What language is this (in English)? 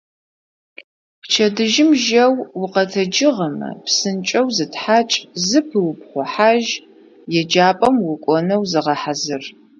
Adyghe